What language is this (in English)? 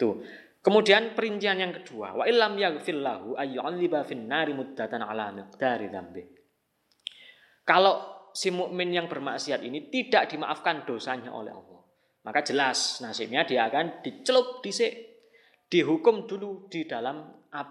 Indonesian